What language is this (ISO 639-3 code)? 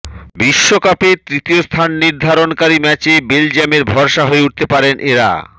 ben